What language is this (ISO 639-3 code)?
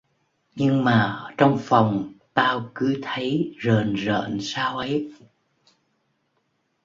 vie